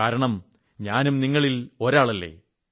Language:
Malayalam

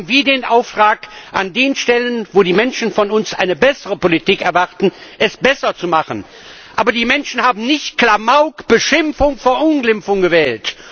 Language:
German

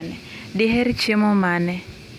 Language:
Luo (Kenya and Tanzania)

